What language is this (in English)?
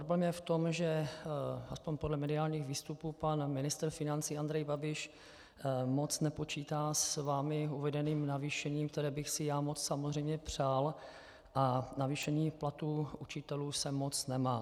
Czech